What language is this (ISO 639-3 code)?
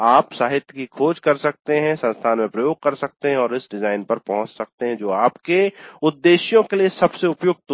hin